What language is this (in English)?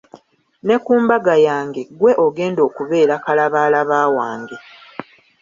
Ganda